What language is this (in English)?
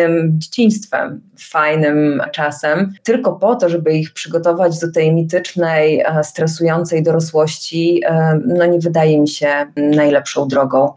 Polish